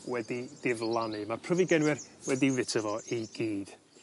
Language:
Welsh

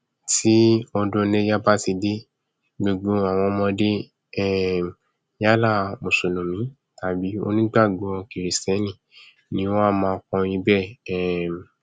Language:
Yoruba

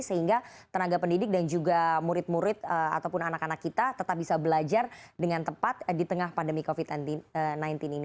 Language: Indonesian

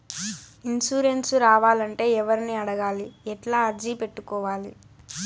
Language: Telugu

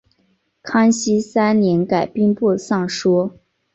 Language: Chinese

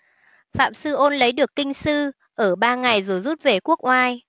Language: Vietnamese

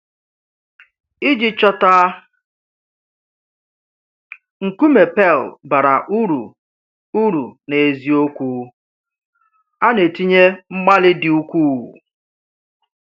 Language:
Igbo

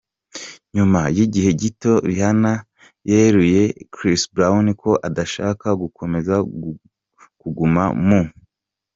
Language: Kinyarwanda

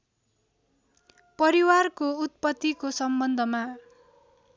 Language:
Nepali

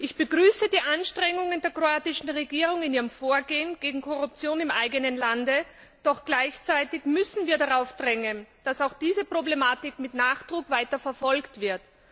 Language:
German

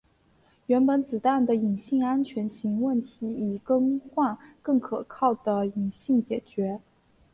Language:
Chinese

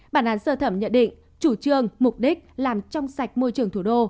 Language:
Vietnamese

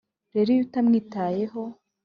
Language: Kinyarwanda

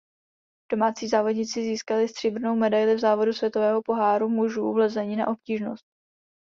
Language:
Czech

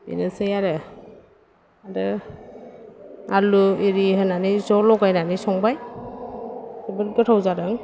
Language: Bodo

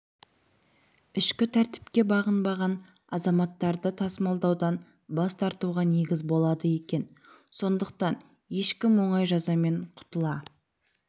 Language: Kazakh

